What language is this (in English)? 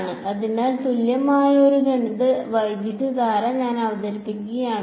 Malayalam